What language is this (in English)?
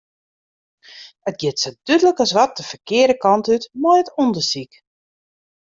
Western Frisian